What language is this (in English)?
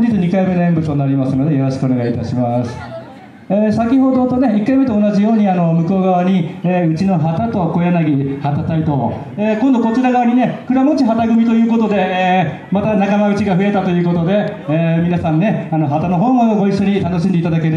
Japanese